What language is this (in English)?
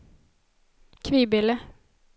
Swedish